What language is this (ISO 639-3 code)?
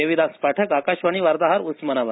mar